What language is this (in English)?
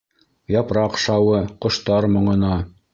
Bashkir